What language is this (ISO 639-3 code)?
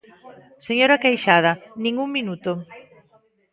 glg